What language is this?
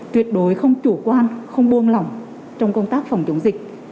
Vietnamese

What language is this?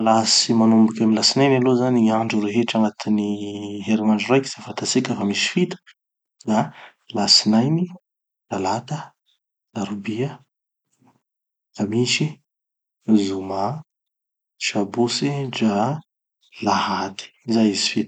Tanosy Malagasy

